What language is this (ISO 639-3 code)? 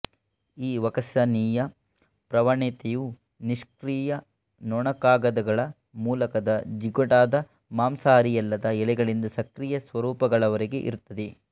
kan